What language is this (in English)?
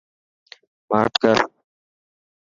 Dhatki